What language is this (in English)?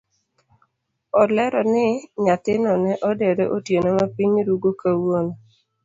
Luo (Kenya and Tanzania)